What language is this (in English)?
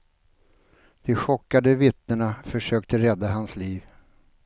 Swedish